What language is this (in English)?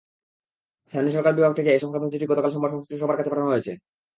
Bangla